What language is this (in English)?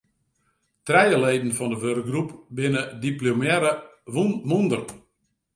Western Frisian